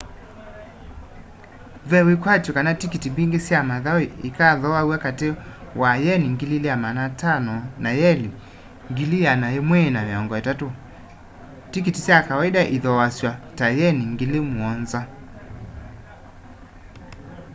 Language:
Kamba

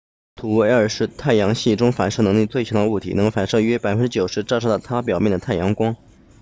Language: Chinese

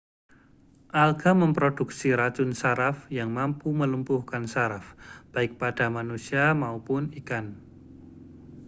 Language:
Indonesian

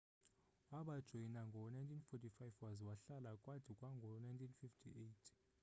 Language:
Xhosa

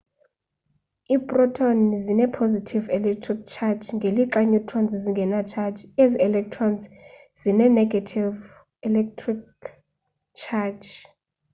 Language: Xhosa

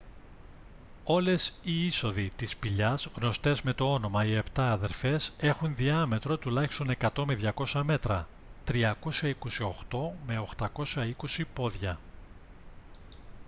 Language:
Greek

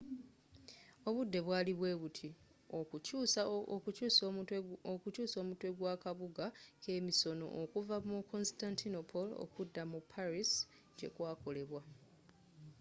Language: Ganda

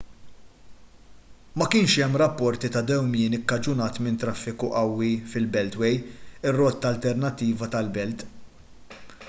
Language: Maltese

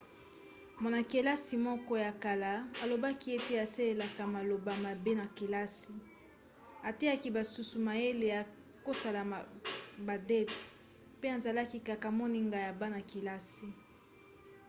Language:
Lingala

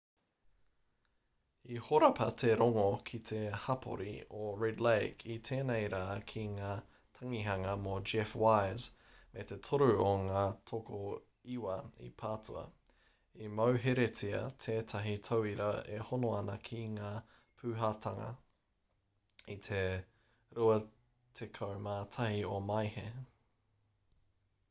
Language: Māori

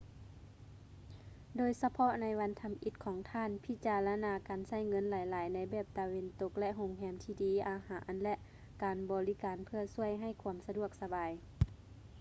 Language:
Lao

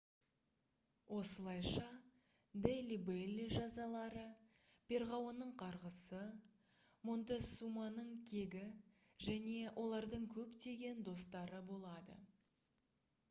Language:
Kazakh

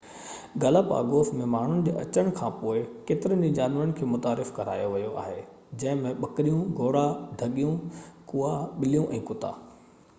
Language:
Sindhi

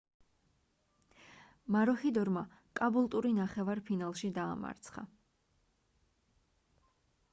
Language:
Georgian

